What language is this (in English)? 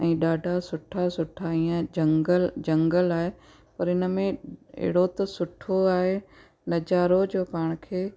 Sindhi